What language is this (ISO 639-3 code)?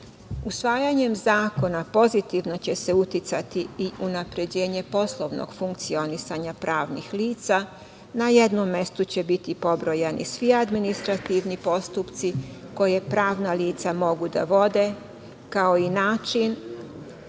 srp